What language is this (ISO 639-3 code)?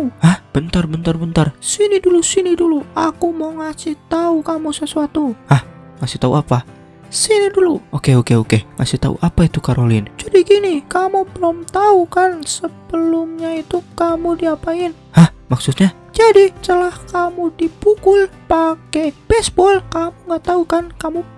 ind